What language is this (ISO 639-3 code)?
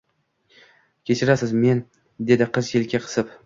uzb